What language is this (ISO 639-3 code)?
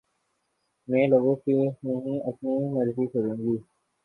urd